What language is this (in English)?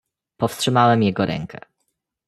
Polish